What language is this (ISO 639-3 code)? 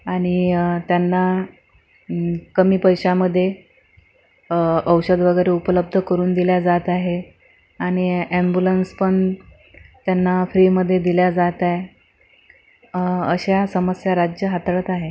mar